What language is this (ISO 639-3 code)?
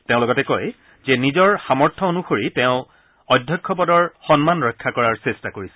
asm